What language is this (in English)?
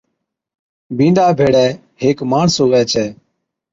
Od